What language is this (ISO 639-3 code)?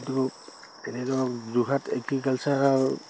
asm